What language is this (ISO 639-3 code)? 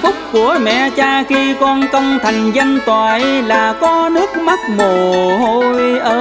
vie